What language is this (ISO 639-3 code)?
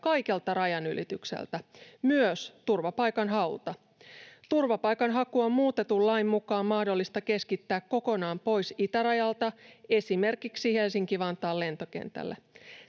fin